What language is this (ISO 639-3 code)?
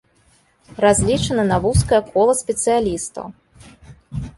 bel